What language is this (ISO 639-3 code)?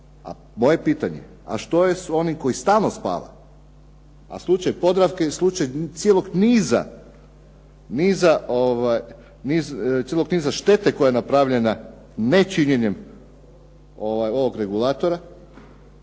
hrv